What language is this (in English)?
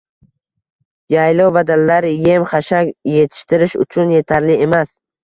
Uzbek